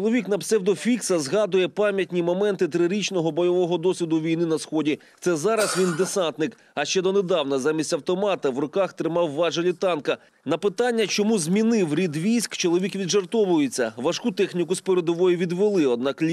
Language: Ukrainian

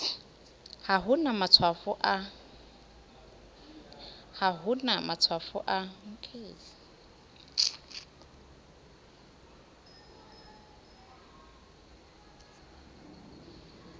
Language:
Southern Sotho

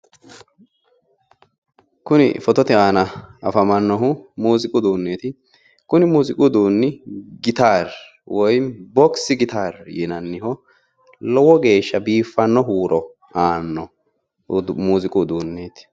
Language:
Sidamo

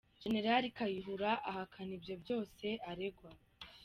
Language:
Kinyarwanda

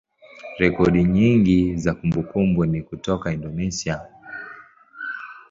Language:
Swahili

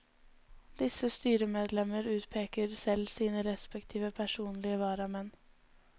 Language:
Norwegian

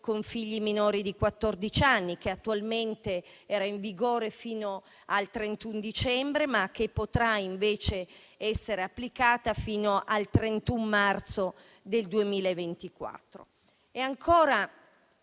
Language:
Italian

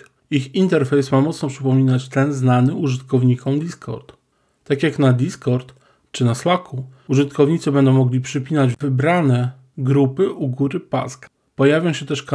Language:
Polish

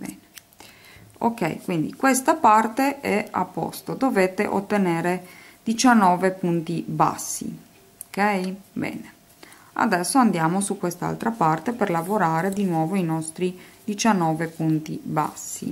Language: Italian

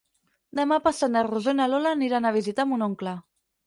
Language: Catalan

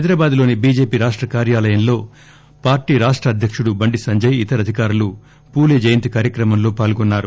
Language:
Telugu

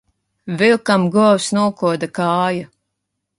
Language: Latvian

